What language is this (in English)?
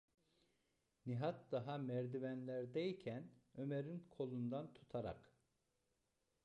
Turkish